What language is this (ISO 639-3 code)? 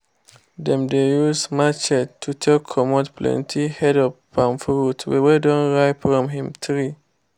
pcm